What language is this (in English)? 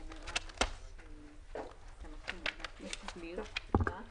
Hebrew